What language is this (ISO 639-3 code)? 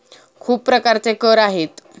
mar